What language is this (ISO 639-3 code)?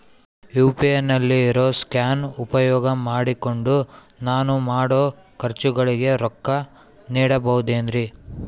kan